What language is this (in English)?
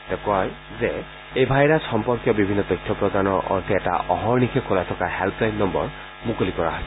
Assamese